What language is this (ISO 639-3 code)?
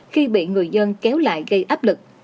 vie